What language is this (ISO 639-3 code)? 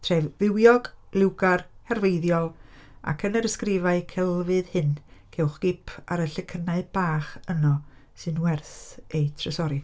cym